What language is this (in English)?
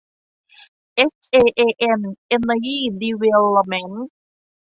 Thai